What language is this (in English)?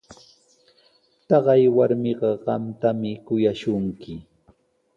Sihuas Ancash Quechua